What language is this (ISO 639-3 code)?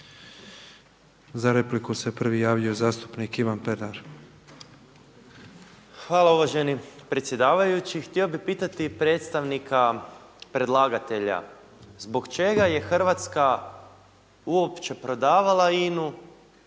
hrv